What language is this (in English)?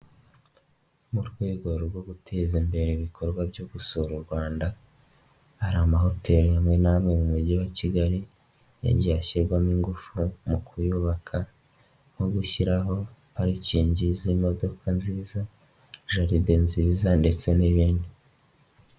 Kinyarwanda